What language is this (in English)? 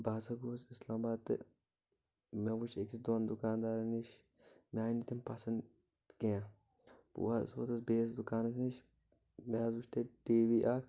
Kashmiri